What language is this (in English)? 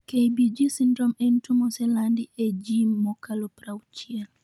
Luo (Kenya and Tanzania)